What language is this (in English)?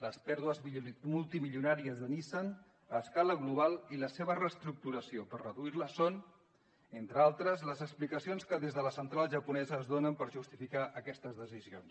Catalan